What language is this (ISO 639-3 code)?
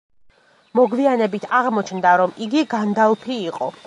kat